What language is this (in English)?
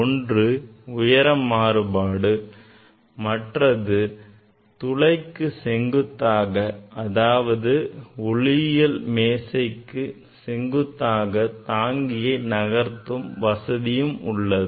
Tamil